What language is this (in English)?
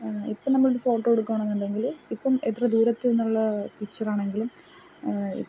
Malayalam